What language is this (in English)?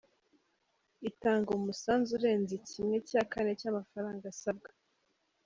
Kinyarwanda